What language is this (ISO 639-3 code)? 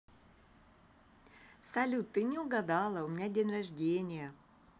rus